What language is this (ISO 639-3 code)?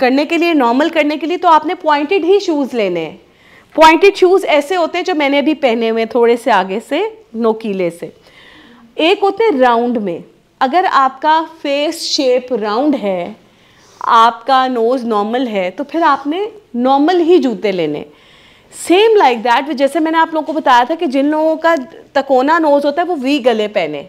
hin